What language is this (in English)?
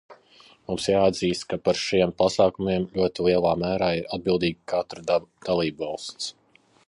Latvian